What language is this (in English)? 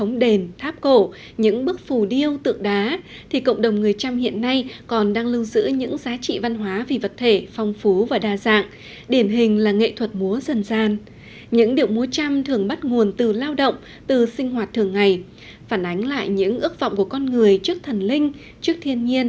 Vietnamese